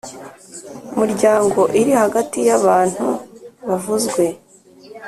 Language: Kinyarwanda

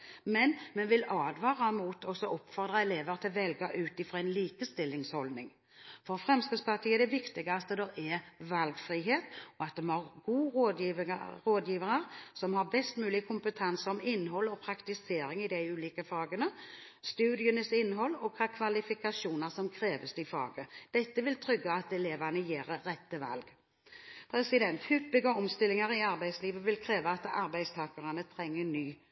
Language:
Norwegian Bokmål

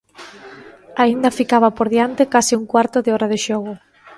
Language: Galician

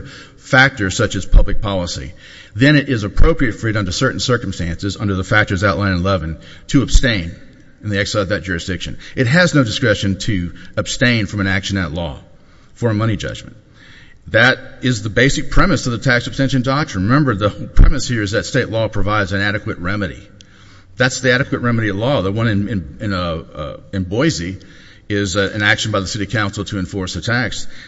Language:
English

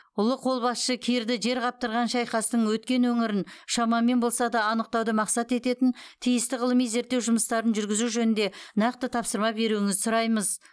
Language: Kazakh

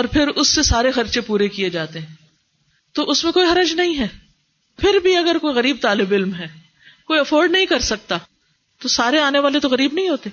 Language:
Urdu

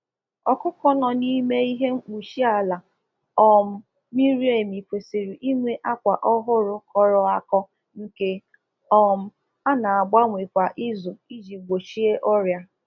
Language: Igbo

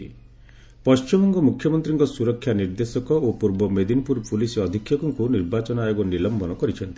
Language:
Odia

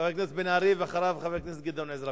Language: Hebrew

